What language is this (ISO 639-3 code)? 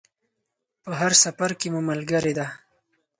pus